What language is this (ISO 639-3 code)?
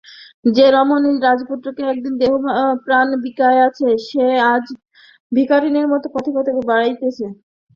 ben